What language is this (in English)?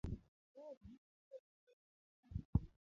Luo (Kenya and Tanzania)